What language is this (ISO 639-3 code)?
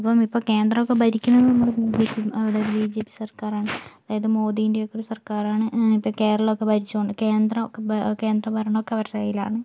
mal